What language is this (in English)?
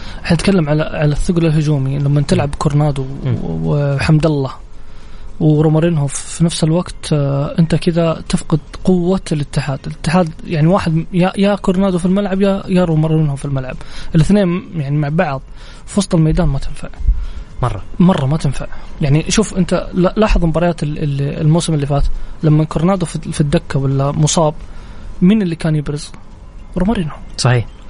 Arabic